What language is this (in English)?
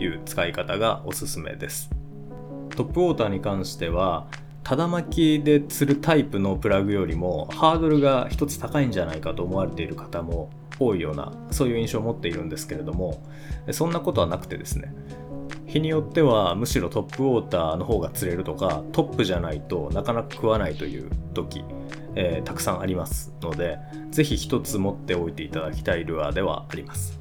Japanese